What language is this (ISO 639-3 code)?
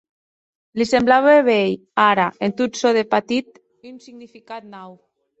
oci